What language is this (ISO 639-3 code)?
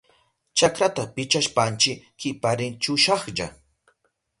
qup